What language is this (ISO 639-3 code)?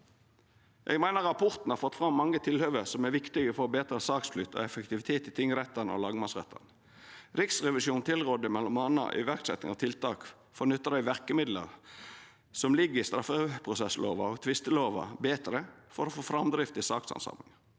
nor